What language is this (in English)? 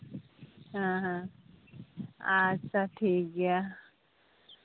Santali